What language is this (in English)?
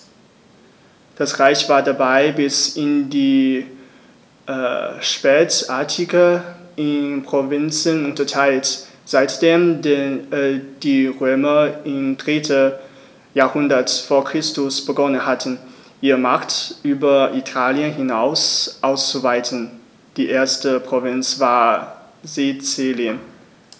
German